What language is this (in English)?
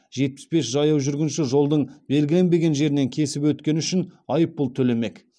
Kazakh